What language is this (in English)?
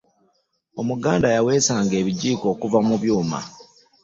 Ganda